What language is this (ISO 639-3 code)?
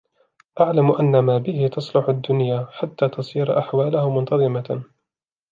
ara